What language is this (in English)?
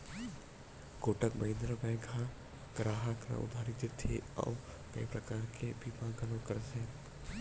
Chhattisgarhi